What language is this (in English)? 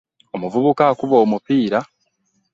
Ganda